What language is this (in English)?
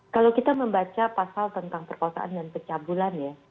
Indonesian